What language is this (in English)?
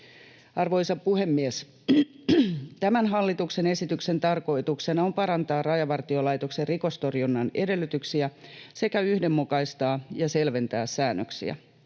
Finnish